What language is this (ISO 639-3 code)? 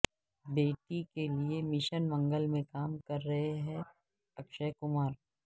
urd